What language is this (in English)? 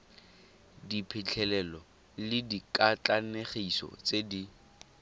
Tswana